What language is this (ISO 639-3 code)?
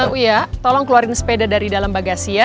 ind